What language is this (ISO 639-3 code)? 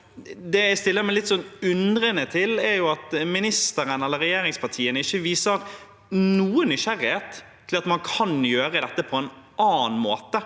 nor